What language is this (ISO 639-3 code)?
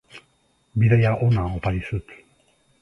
eus